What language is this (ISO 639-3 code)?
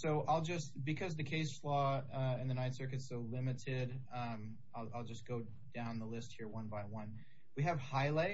eng